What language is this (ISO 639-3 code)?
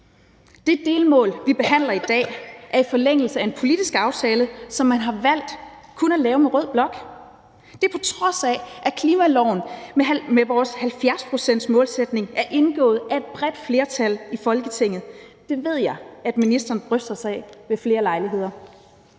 dan